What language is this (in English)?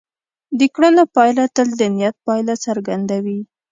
Pashto